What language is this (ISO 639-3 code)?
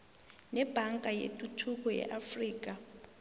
nbl